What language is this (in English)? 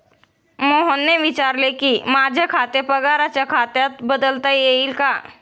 Marathi